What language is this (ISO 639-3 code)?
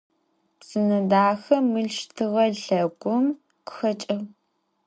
ady